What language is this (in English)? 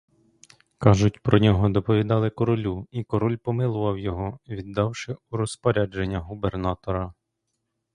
Ukrainian